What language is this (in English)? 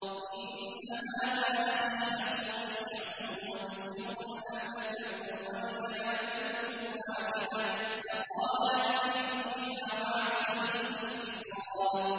Arabic